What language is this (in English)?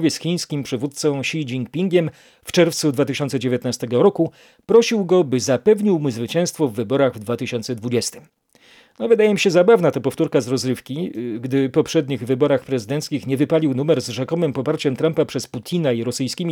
Polish